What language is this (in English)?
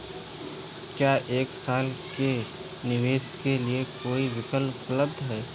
Hindi